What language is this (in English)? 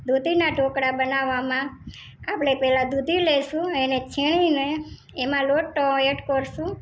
Gujarati